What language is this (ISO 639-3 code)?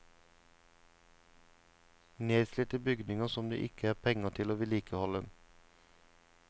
nor